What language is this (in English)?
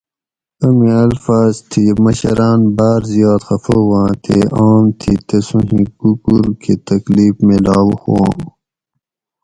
Gawri